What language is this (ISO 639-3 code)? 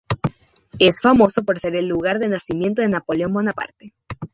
spa